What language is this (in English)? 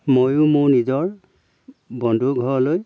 Assamese